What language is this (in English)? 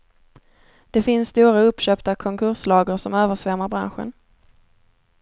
Swedish